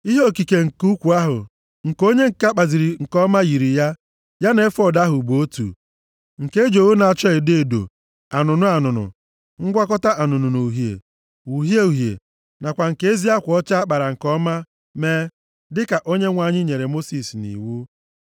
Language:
Igbo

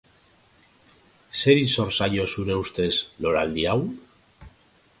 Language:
Basque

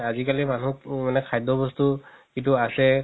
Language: Assamese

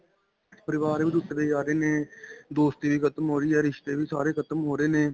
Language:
Punjabi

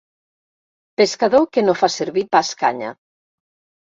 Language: Catalan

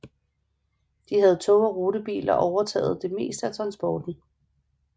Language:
Danish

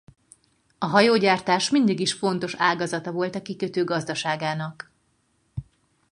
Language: Hungarian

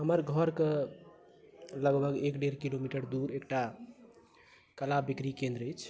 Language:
Maithili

